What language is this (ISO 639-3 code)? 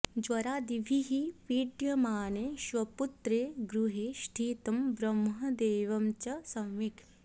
san